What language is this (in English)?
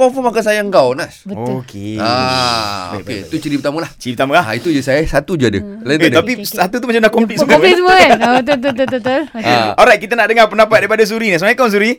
Malay